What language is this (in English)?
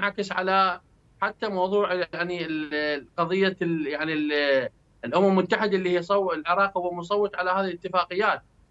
Arabic